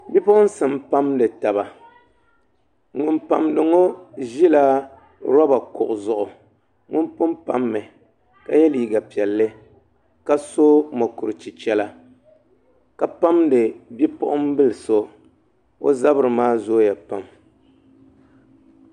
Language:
Dagbani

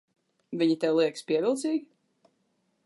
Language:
Latvian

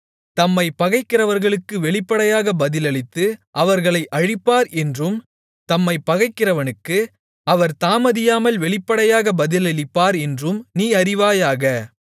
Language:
Tamil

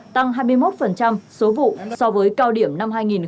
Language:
Vietnamese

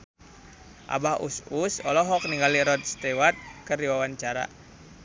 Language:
Sundanese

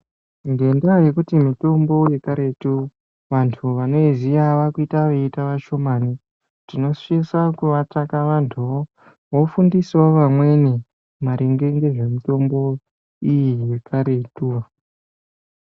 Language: Ndau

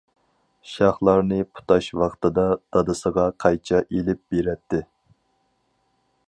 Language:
Uyghur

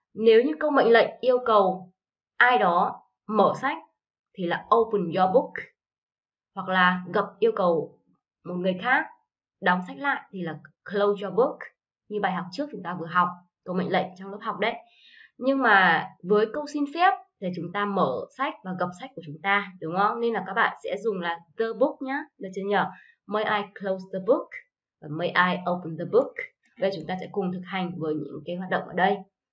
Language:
Vietnamese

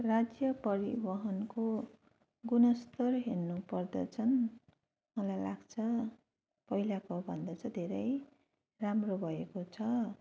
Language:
Nepali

